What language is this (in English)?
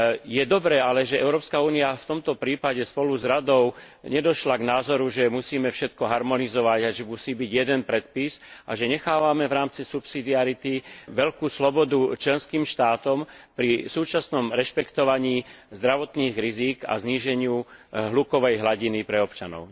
Slovak